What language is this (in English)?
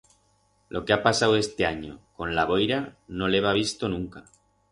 Aragonese